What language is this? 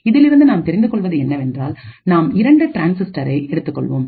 Tamil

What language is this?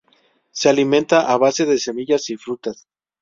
Spanish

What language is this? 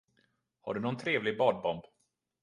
Swedish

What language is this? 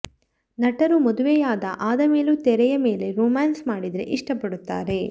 Kannada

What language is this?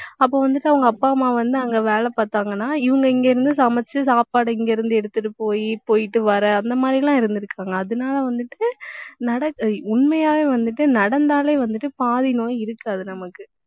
Tamil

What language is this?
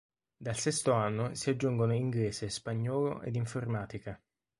Italian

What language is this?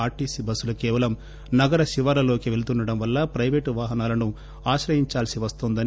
Telugu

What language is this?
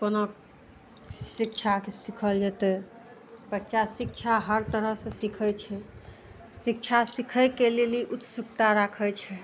Maithili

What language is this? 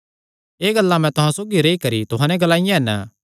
Kangri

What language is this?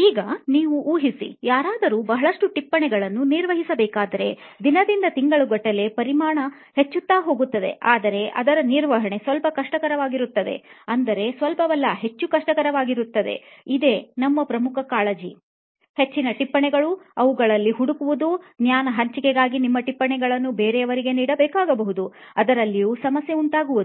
Kannada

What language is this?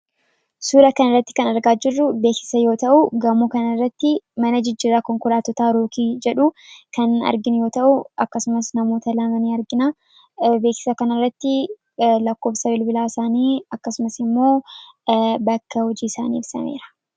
Oromo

